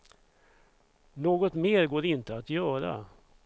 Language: Swedish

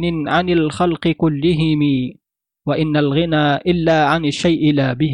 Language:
Arabic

